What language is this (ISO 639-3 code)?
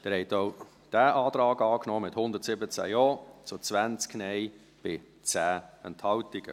gsw